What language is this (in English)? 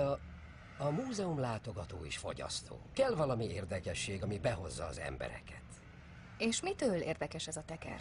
Hungarian